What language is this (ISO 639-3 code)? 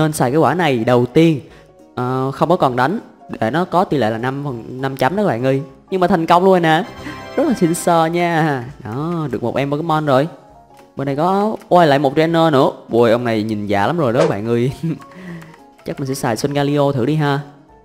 vie